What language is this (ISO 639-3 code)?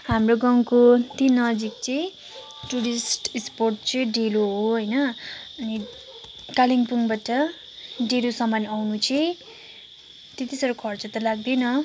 nep